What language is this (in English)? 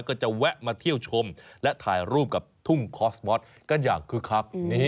Thai